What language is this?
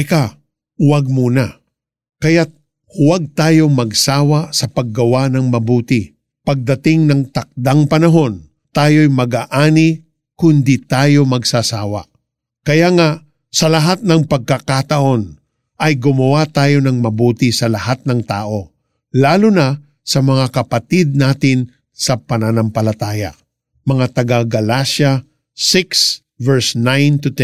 Filipino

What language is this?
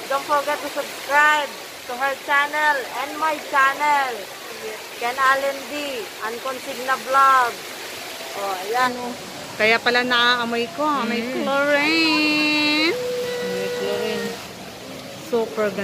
Filipino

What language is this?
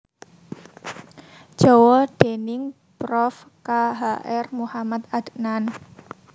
Javanese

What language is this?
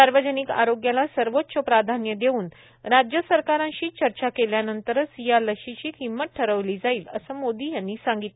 Marathi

